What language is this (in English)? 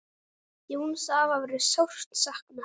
Icelandic